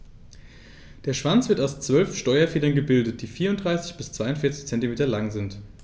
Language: German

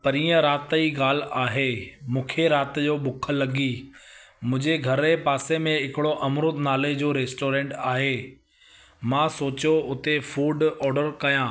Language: Sindhi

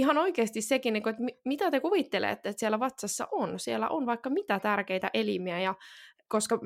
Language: Finnish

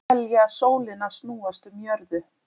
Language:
Icelandic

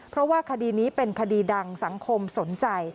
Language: Thai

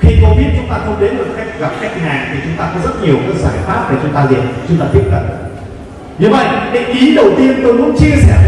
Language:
Vietnamese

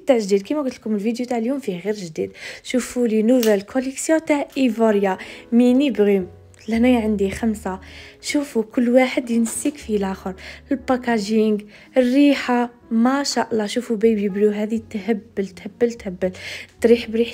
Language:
Arabic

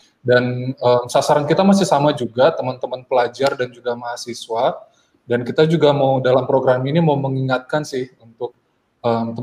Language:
Indonesian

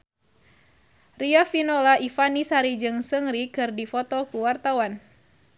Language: Sundanese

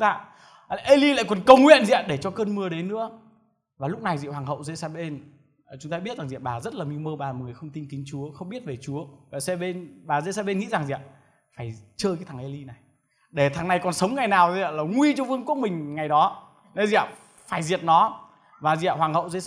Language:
Vietnamese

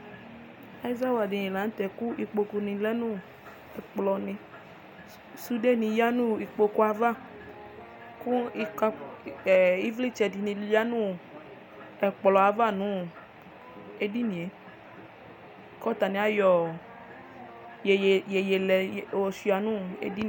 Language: Ikposo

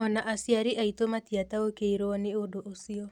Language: Kikuyu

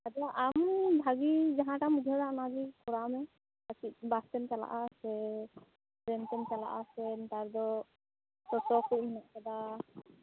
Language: Santali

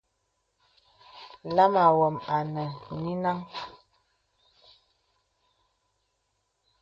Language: Bebele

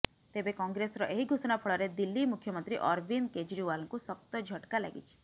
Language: Odia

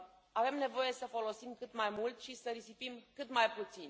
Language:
Romanian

